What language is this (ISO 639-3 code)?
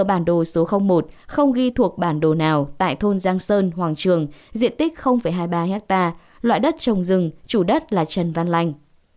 vie